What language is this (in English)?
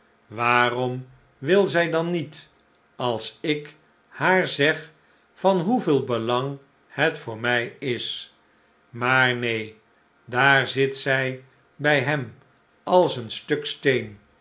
Dutch